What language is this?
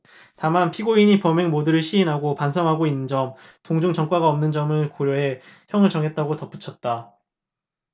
Korean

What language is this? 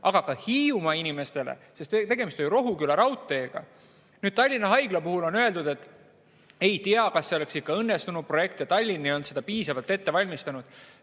Estonian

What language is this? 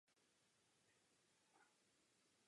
Czech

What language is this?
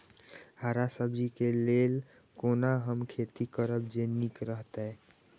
Maithili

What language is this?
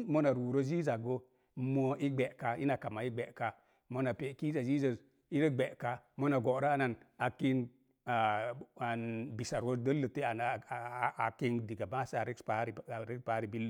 Mom Jango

